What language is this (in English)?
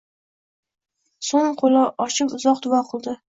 Uzbek